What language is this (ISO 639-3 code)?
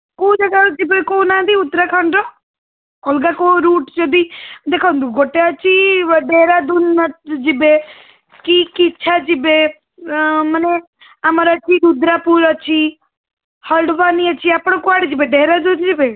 ori